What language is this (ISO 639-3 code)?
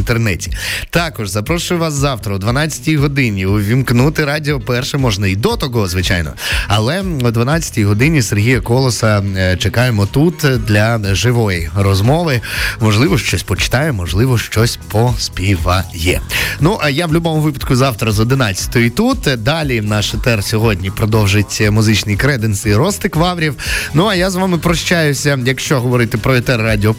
ukr